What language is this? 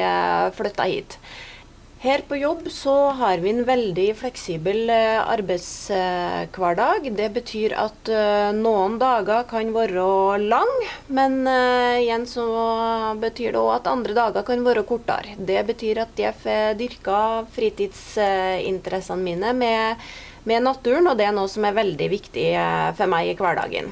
Norwegian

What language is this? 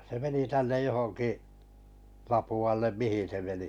Finnish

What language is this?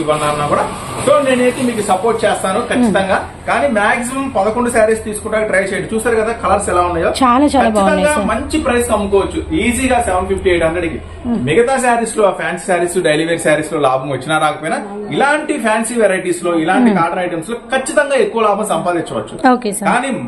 Telugu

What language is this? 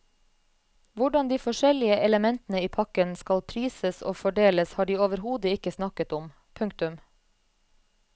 Norwegian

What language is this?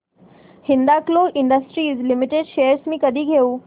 Marathi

